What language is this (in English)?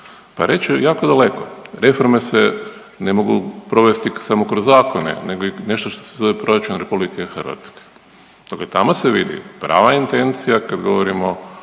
Croatian